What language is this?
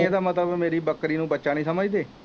Punjabi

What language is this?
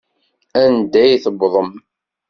Kabyle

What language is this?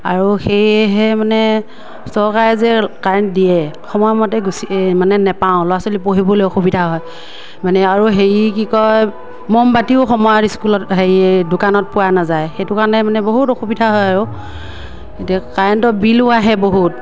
Assamese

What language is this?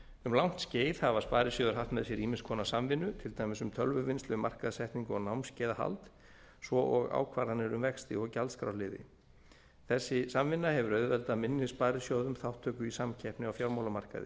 Icelandic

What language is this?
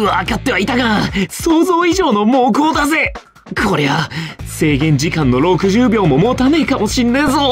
Japanese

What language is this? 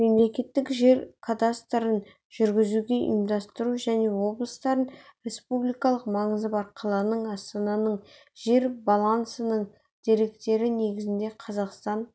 Kazakh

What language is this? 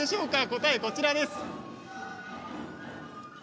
Japanese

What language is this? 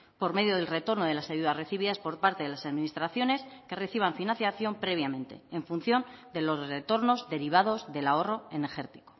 Spanish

